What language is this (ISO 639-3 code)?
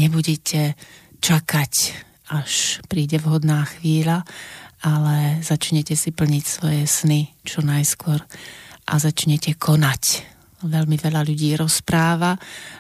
slk